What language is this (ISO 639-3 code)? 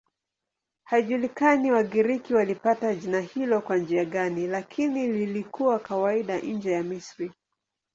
swa